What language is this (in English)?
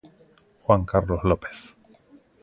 Galician